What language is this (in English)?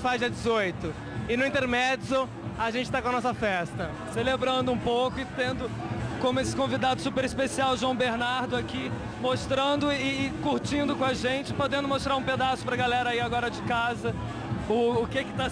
Portuguese